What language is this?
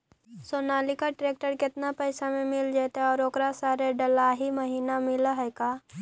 Magahi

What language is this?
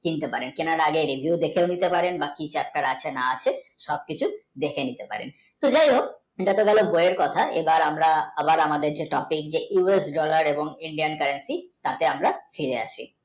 Bangla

